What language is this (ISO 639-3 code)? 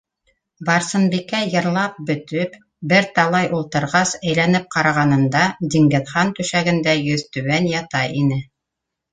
bak